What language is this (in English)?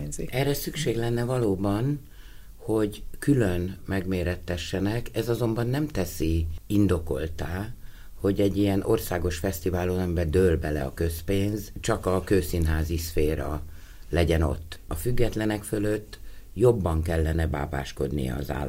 Hungarian